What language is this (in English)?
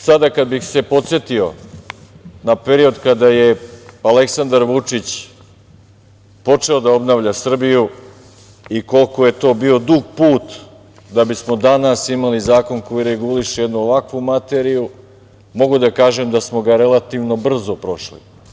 Serbian